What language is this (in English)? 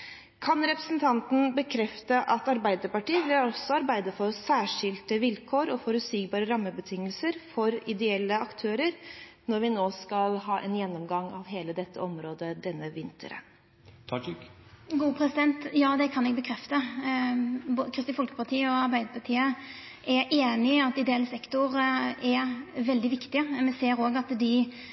Norwegian